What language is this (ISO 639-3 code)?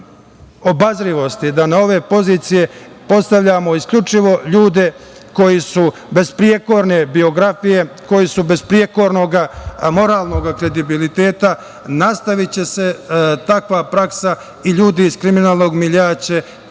srp